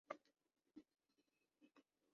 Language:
Urdu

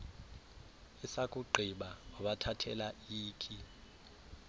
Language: Xhosa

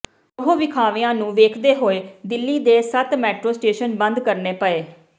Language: Punjabi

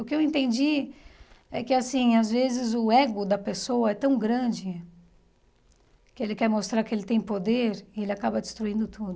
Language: Portuguese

